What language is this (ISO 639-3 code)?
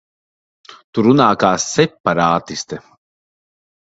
lav